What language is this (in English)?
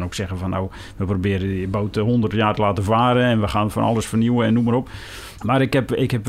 Dutch